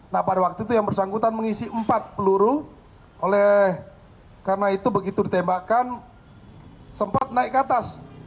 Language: Indonesian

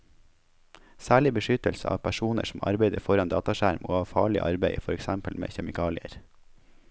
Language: Norwegian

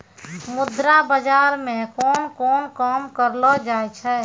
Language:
Maithili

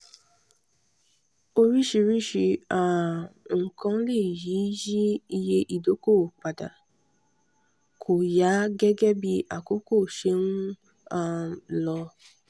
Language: Yoruba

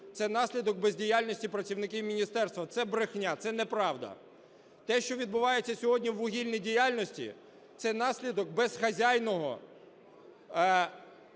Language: Ukrainian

